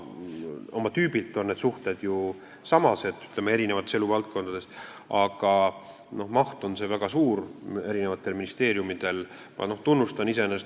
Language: Estonian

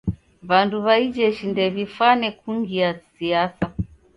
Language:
Taita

